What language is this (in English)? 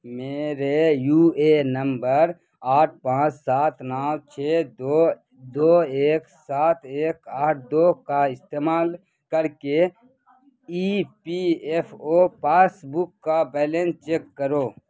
Urdu